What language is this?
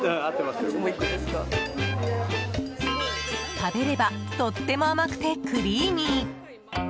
Japanese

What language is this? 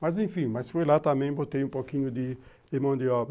Portuguese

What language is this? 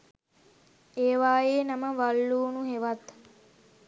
Sinhala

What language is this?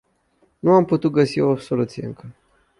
Romanian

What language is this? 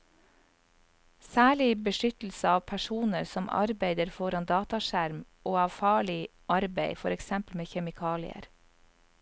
Norwegian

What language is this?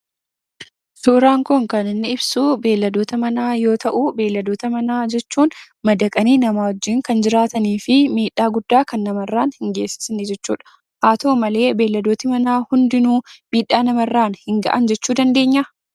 Oromo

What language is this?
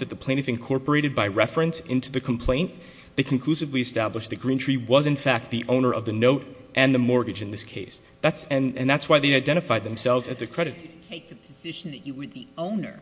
English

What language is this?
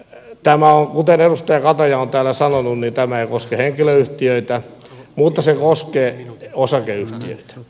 Finnish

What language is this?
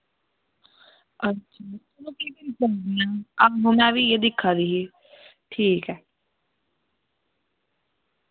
Dogri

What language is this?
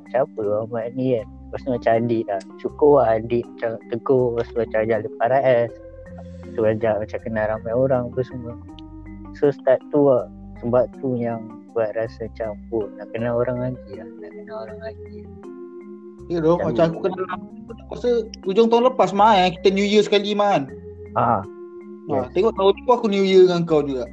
Malay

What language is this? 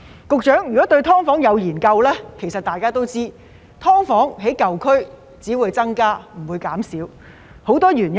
Cantonese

